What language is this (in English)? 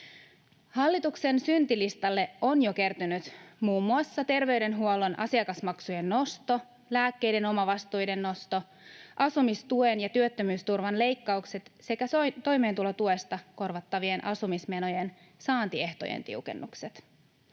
Finnish